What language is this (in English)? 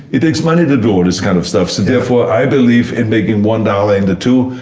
English